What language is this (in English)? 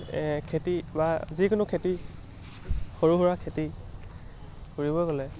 Assamese